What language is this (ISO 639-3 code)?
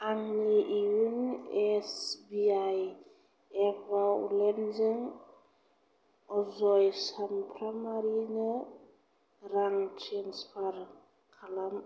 brx